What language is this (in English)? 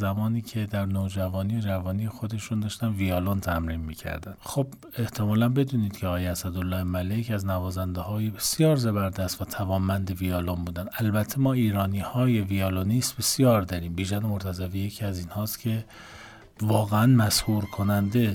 Persian